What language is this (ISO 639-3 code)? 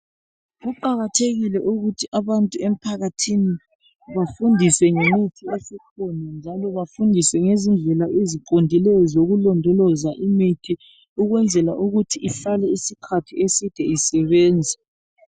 nde